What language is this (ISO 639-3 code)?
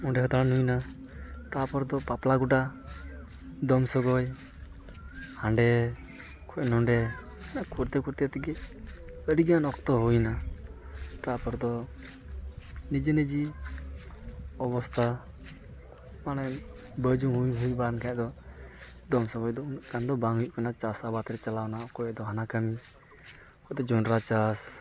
sat